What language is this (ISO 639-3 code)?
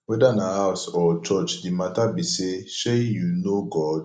pcm